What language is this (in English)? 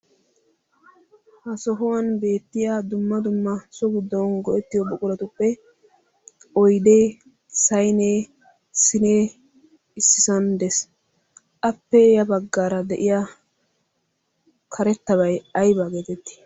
Wolaytta